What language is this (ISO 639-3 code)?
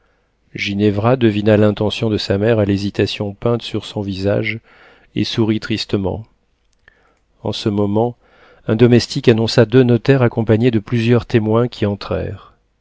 fra